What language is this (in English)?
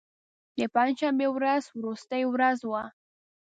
Pashto